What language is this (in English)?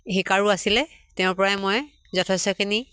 Assamese